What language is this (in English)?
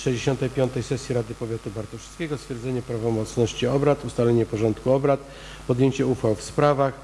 Polish